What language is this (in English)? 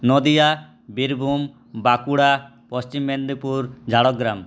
Bangla